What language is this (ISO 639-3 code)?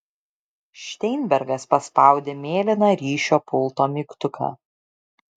lit